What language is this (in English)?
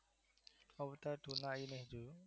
Gujarati